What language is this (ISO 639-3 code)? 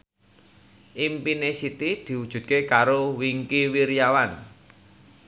jav